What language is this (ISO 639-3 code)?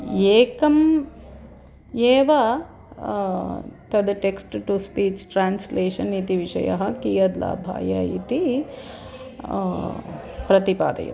san